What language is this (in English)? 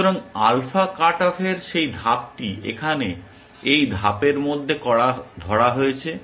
Bangla